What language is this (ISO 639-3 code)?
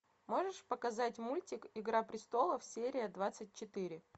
rus